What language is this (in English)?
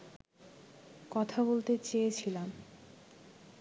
Bangla